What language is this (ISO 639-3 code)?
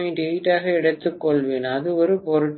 tam